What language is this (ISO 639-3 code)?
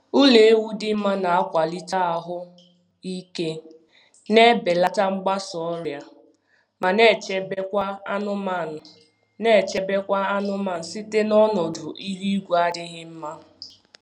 ibo